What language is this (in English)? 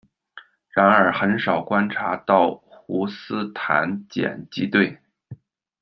Chinese